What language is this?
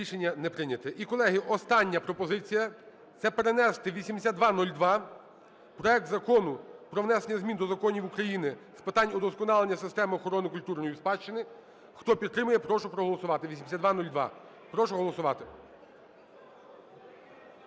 Ukrainian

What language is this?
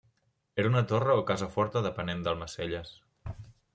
Catalan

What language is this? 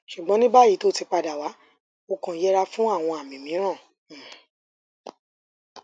Yoruba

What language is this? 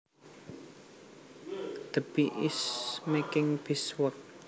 Javanese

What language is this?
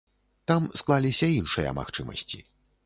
Belarusian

